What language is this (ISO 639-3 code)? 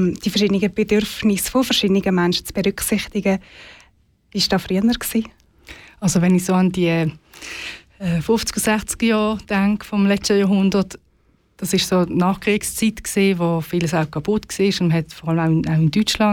deu